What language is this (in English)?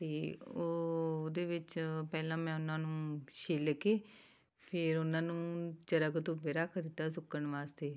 Punjabi